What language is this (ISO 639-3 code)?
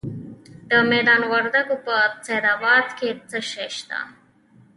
pus